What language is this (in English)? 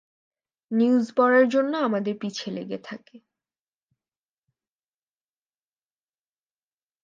Bangla